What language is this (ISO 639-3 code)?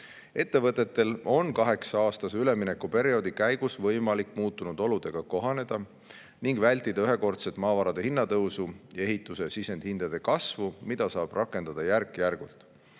est